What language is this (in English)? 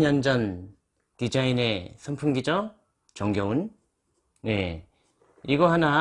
Korean